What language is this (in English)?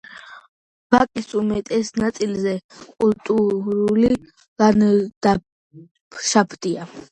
Georgian